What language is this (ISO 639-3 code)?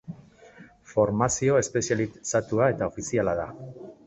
eus